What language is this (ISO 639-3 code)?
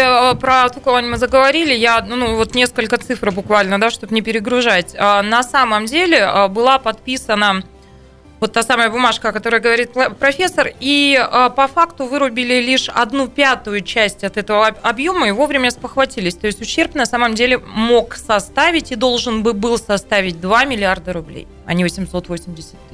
rus